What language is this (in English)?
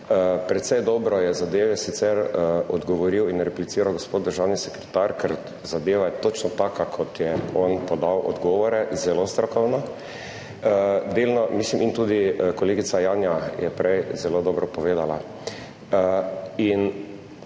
Slovenian